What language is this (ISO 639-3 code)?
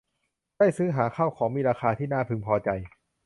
tha